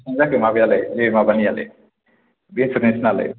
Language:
Bodo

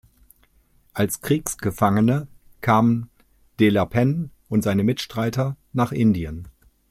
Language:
German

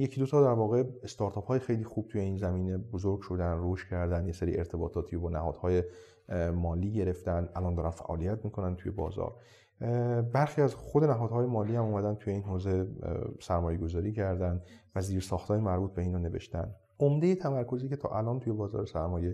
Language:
Persian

